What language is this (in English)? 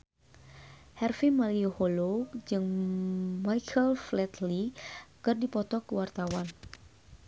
Sundanese